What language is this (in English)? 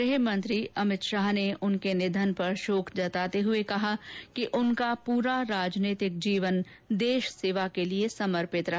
Hindi